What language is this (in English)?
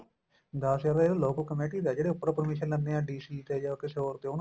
Punjabi